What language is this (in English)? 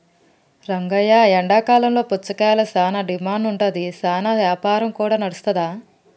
Telugu